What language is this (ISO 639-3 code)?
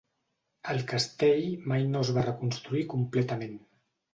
cat